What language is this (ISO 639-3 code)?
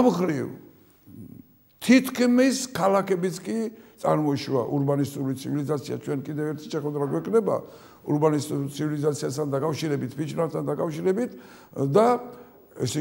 tur